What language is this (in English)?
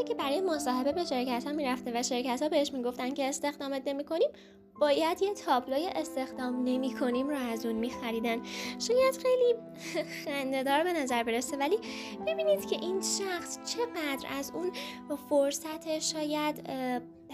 Persian